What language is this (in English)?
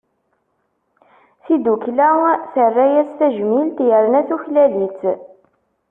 Kabyle